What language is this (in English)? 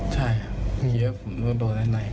Thai